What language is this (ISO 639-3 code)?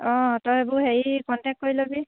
asm